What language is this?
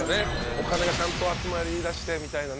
Japanese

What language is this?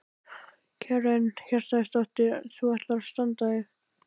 Icelandic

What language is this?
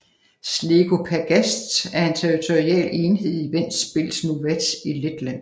Danish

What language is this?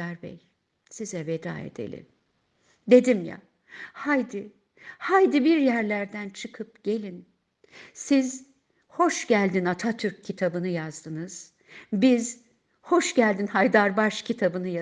Turkish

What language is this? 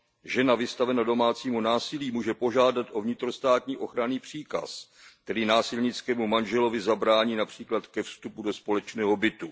Czech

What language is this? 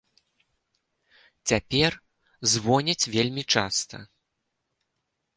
Belarusian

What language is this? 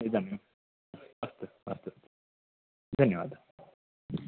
Sanskrit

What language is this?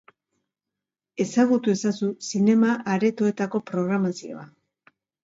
Basque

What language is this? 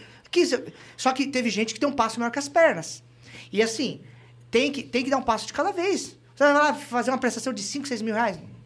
Portuguese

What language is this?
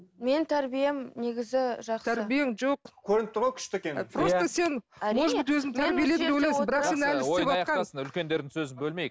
Kazakh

